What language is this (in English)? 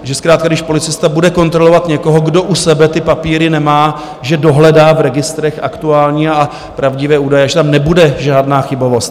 Czech